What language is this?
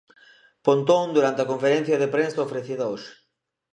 Galician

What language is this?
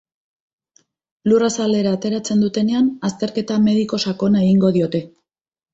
Basque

